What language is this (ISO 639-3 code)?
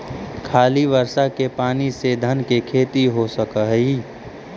mag